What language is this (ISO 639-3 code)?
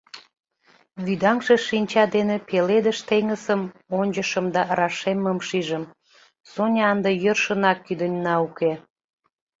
chm